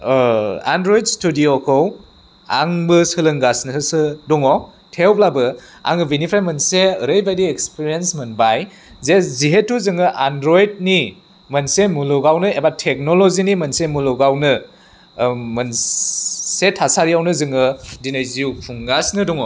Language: Bodo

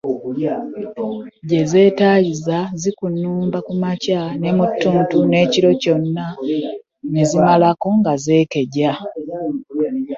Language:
Ganda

